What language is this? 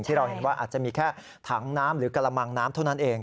Thai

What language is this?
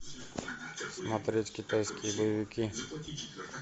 Russian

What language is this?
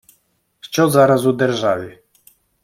Ukrainian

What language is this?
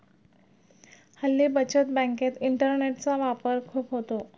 Marathi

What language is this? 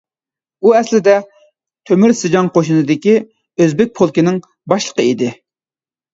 Uyghur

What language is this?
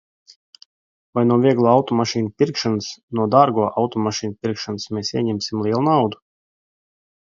Latvian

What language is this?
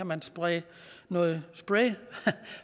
Danish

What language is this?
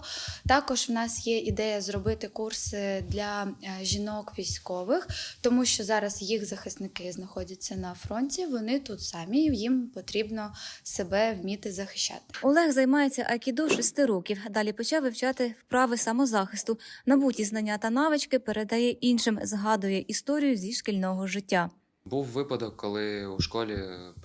Ukrainian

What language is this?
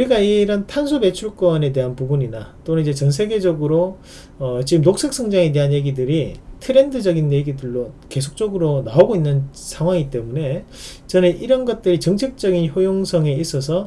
Korean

